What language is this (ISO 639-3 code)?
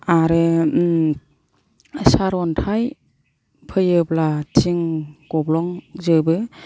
brx